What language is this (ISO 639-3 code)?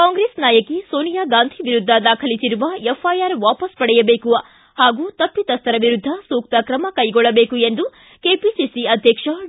kan